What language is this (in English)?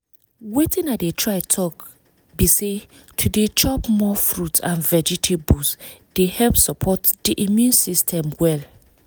Nigerian Pidgin